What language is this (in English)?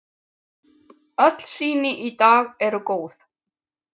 Icelandic